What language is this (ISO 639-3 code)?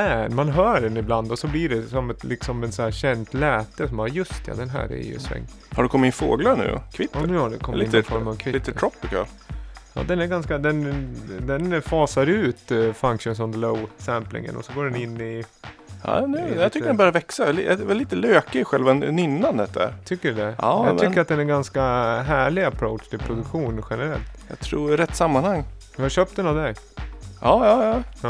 swe